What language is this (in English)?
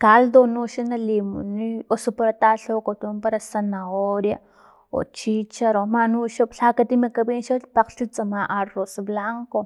Filomena Mata-Coahuitlán Totonac